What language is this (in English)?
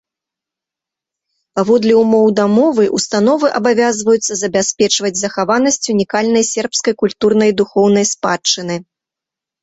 Belarusian